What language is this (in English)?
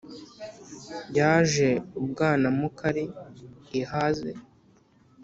Kinyarwanda